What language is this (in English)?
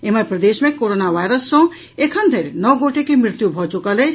Maithili